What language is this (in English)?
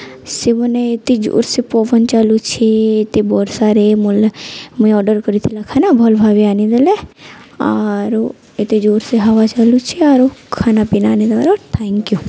Odia